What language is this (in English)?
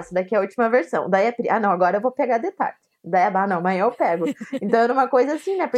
Portuguese